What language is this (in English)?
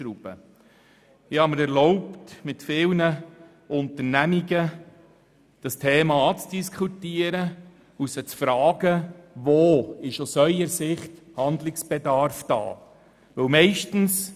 Swiss German